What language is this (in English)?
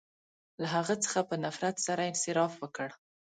Pashto